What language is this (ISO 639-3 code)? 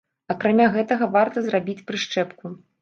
bel